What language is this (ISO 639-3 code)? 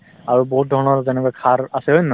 asm